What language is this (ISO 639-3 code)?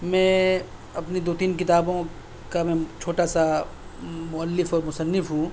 urd